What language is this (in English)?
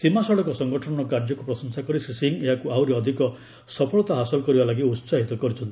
Odia